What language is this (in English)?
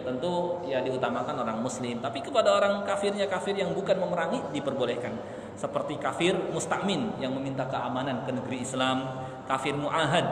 Indonesian